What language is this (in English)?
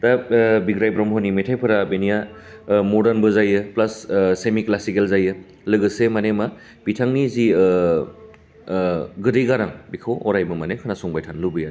Bodo